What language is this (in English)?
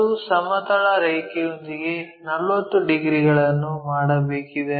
Kannada